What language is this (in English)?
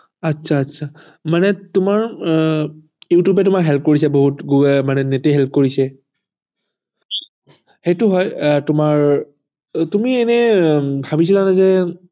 Assamese